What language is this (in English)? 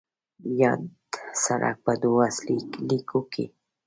Pashto